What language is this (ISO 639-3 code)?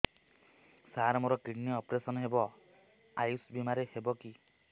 ori